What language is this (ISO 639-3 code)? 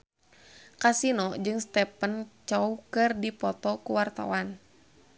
sun